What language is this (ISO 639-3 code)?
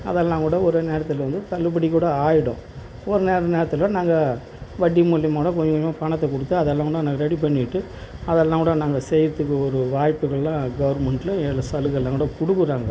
tam